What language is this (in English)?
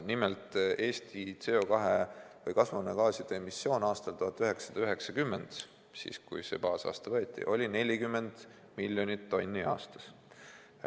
Estonian